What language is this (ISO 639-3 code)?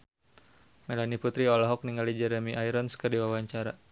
sun